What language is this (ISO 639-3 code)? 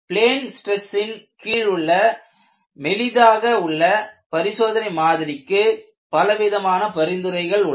tam